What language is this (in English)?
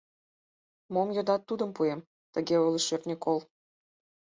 Mari